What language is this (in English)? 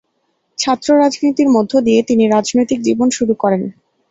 Bangla